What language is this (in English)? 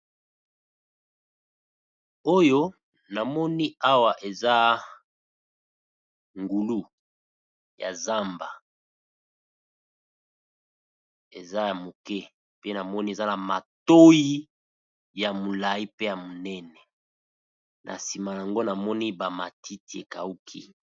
Lingala